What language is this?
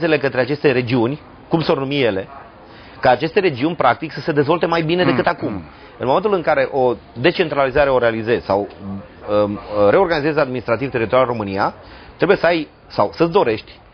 Romanian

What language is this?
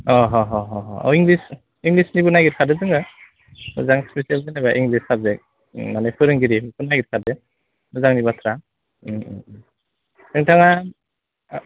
Bodo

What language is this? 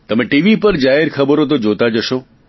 Gujarati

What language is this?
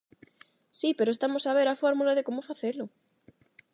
Galician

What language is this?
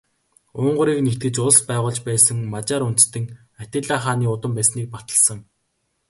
Mongolian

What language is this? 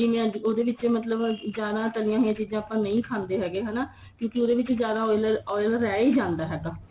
Punjabi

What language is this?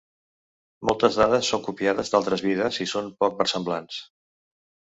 Catalan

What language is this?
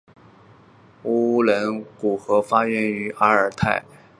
Chinese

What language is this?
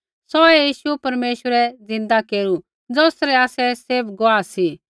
Kullu Pahari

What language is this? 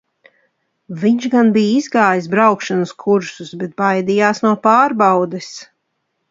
Latvian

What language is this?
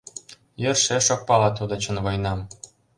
Mari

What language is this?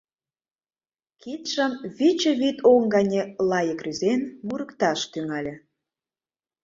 Mari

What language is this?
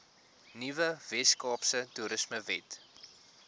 Afrikaans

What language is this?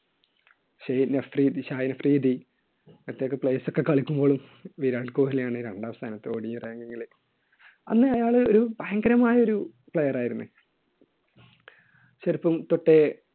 Malayalam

